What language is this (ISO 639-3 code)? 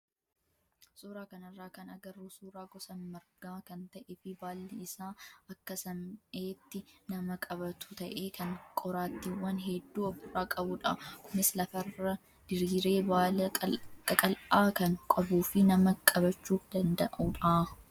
orm